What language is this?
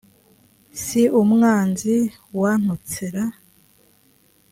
Kinyarwanda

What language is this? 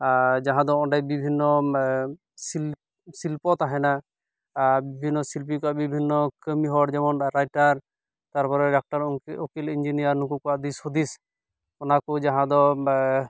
Santali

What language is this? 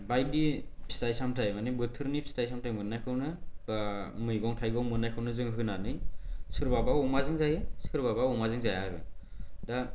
Bodo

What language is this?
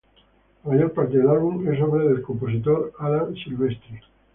Spanish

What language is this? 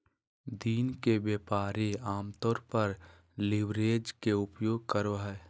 Magahi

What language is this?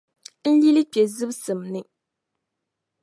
Dagbani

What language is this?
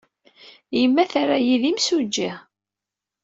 Kabyle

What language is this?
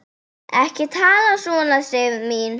Icelandic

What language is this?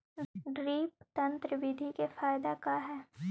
Magahi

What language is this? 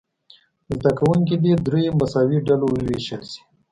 Pashto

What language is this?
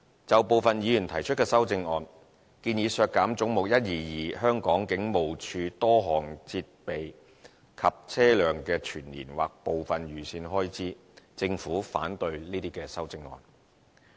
Cantonese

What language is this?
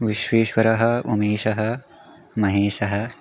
Sanskrit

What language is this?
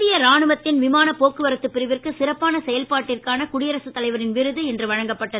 Tamil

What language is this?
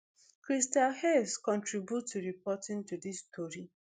Nigerian Pidgin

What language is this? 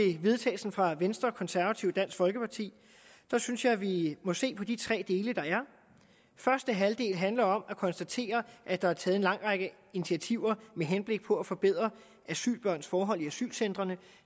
Danish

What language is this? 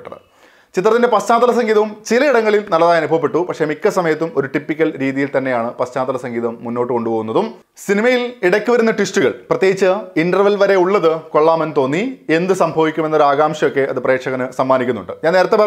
Turkish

